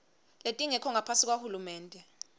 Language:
Swati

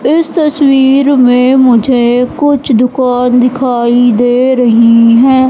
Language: Hindi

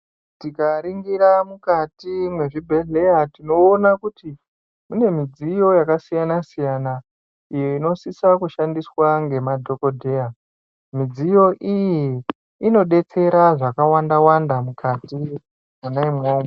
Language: Ndau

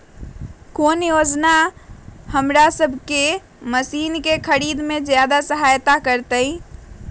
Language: Magahi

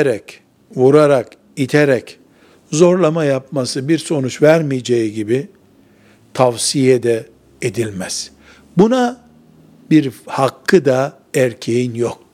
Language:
Turkish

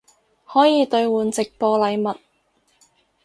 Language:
Cantonese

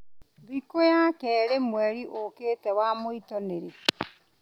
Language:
Kikuyu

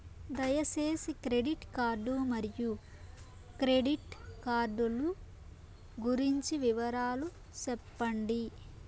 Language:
Telugu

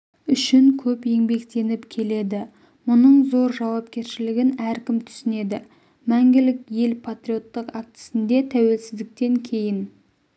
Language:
Kazakh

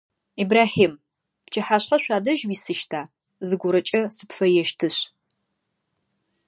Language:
Adyghe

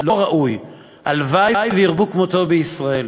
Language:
Hebrew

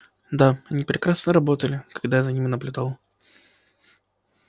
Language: Russian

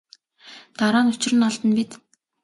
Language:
Mongolian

